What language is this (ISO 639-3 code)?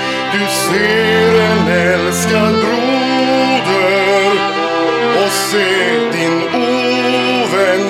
swe